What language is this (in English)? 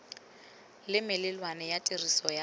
Tswana